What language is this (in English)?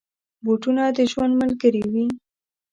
Pashto